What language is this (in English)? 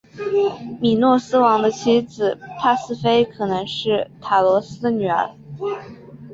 Chinese